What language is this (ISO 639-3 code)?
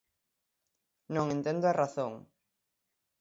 glg